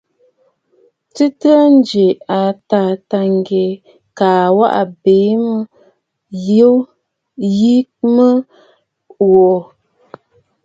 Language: Bafut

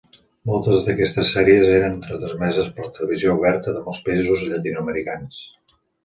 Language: Catalan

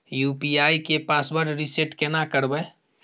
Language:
Maithili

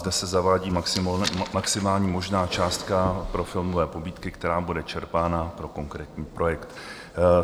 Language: Czech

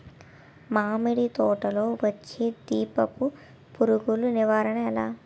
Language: Telugu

